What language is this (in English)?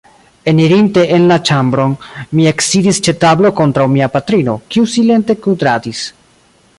Esperanto